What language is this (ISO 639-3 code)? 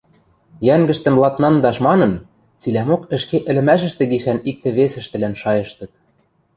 mrj